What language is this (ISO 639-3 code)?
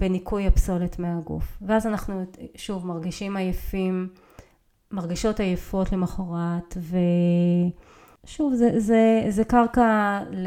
heb